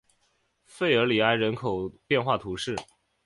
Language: Chinese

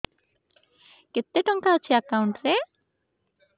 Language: Odia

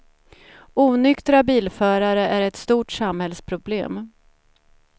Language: Swedish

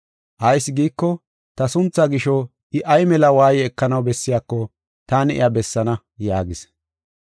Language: Gofa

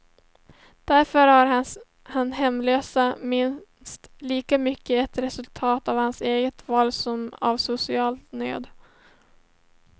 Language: Swedish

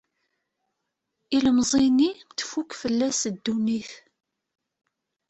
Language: Kabyle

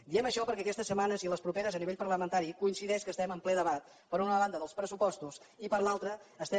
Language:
Catalan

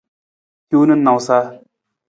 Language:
Nawdm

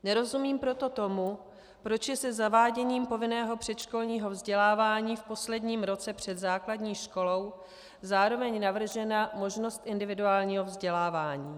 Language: Czech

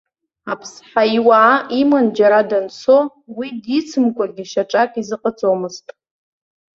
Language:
Abkhazian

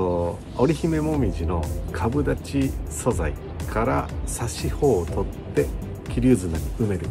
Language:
Japanese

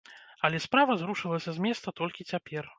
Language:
Belarusian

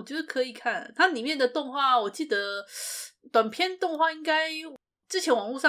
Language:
Chinese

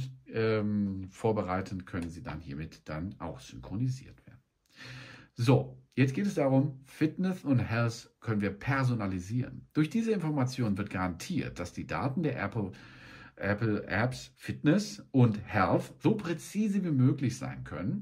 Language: German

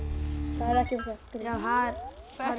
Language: Icelandic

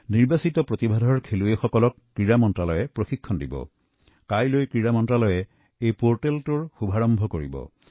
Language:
Assamese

